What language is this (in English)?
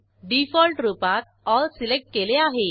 Marathi